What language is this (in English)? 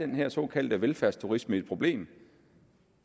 Danish